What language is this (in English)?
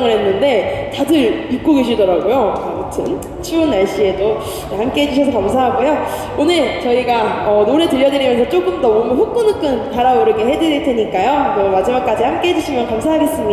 Korean